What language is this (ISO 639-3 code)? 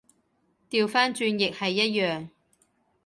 yue